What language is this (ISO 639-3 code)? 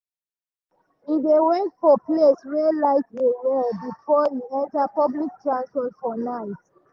pcm